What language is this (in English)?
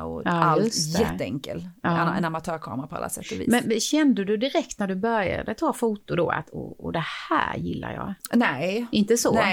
Swedish